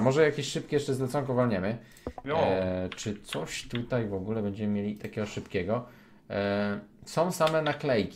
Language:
Polish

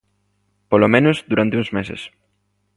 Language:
Galician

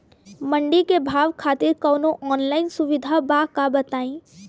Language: Bhojpuri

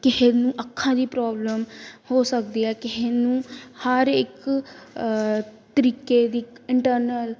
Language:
Punjabi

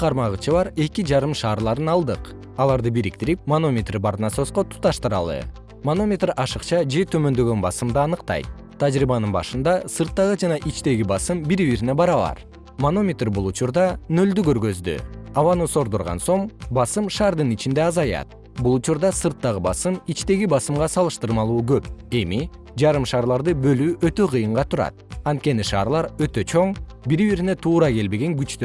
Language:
Kyrgyz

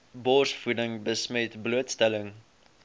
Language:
Afrikaans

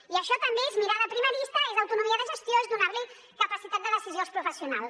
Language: Catalan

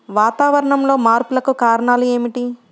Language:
Telugu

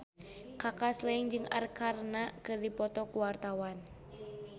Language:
Sundanese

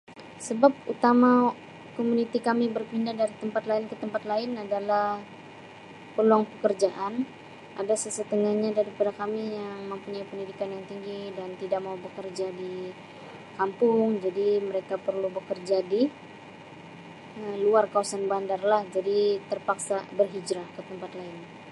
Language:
Sabah Malay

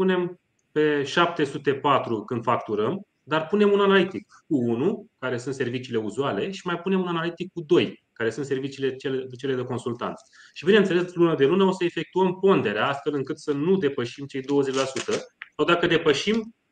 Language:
Romanian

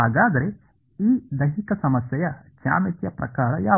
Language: Kannada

